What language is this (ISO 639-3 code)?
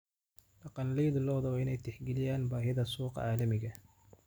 som